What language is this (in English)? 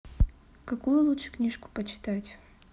Russian